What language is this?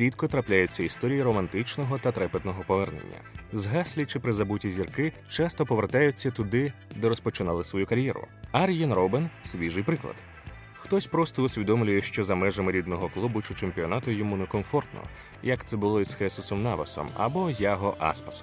Ukrainian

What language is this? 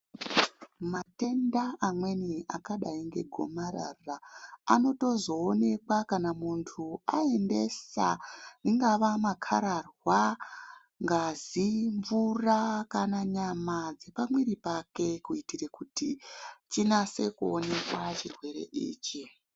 Ndau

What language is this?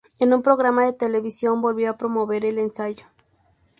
Spanish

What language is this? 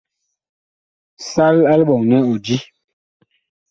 Bakoko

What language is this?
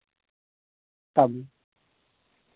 Dogri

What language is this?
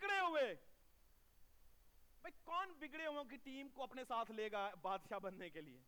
Urdu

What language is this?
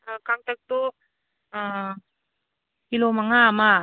Manipuri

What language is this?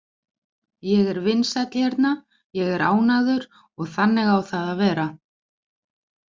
Icelandic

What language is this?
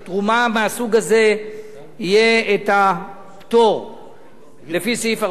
Hebrew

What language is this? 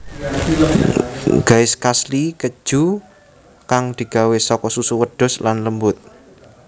Javanese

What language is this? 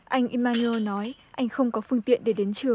Vietnamese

